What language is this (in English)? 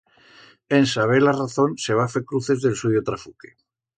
Aragonese